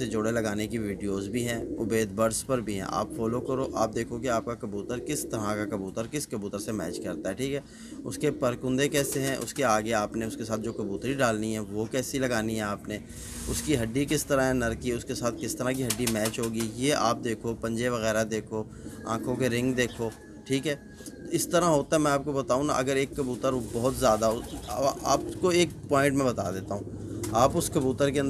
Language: Hindi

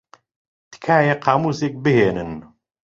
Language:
Central Kurdish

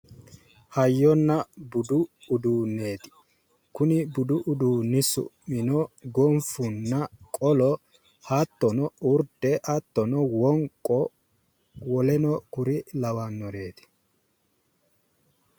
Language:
Sidamo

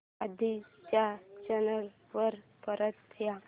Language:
Marathi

